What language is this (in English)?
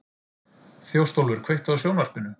Icelandic